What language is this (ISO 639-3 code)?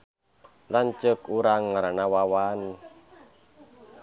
sun